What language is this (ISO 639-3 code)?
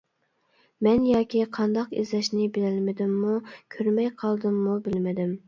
uig